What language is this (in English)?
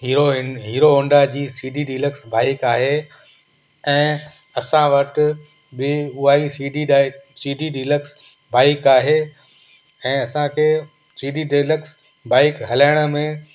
Sindhi